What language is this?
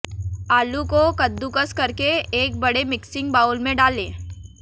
Hindi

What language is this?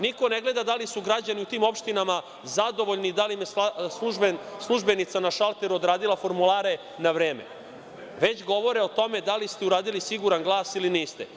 Serbian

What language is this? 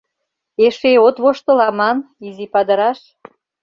Mari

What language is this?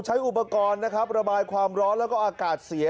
Thai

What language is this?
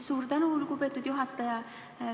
Estonian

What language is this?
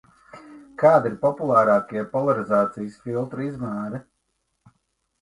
Latvian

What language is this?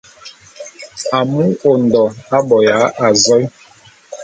Bulu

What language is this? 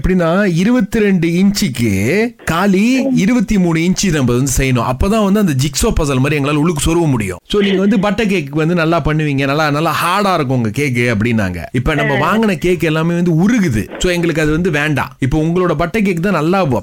Tamil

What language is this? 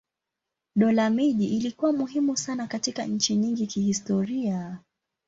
Swahili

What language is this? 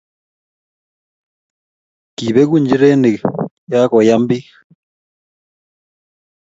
Kalenjin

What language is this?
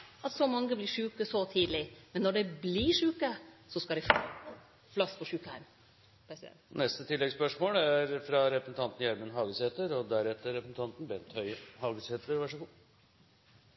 Norwegian Nynorsk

